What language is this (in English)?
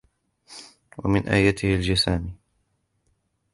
Arabic